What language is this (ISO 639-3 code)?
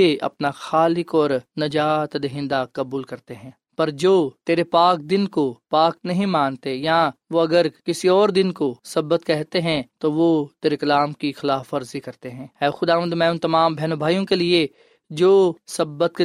urd